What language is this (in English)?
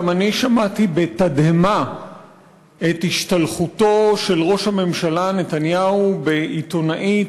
Hebrew